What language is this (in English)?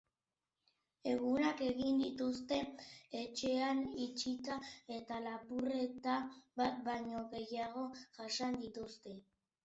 Basque